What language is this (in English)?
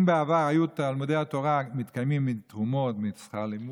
Hebrew